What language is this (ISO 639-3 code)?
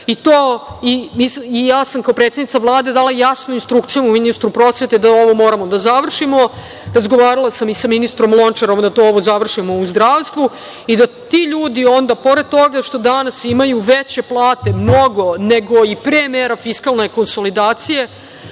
srp